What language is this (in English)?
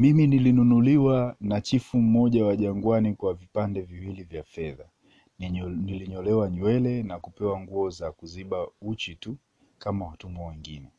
Swahili